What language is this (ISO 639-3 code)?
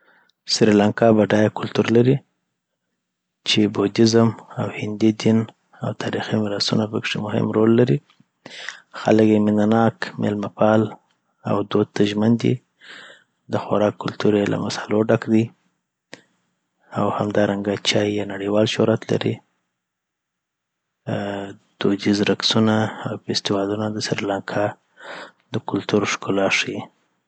pbt